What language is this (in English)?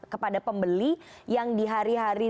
Indonesian